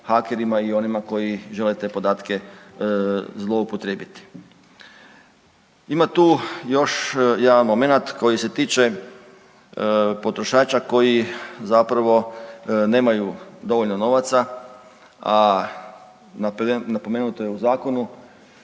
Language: Croatian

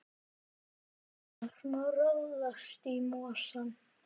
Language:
Icelandic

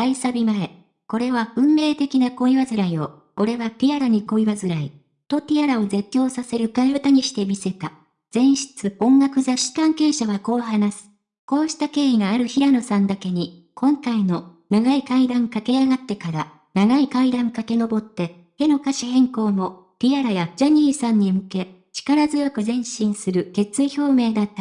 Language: Japanese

